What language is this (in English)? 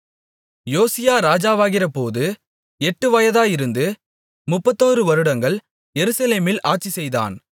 Tamil